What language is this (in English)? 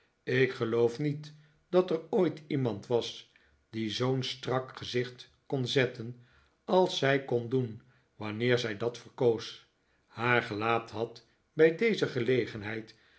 Dutch